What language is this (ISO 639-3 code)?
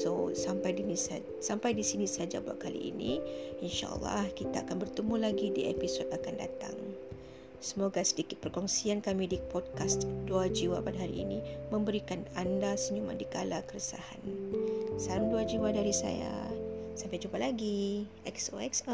msa